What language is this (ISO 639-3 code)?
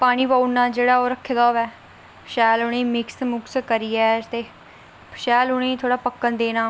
doi